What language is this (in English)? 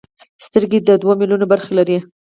Pashto